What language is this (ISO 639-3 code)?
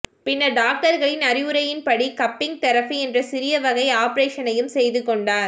tam